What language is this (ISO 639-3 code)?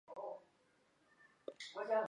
zho